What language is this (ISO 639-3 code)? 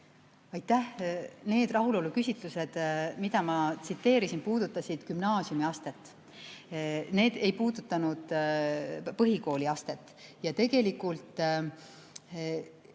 est